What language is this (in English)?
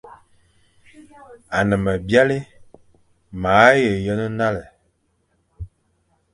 Fang